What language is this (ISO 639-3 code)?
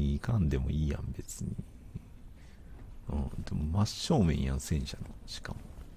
jpn